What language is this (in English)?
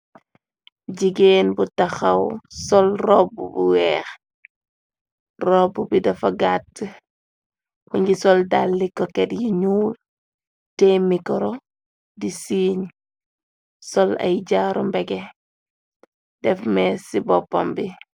Wolof